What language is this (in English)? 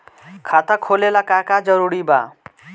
Bhojpuri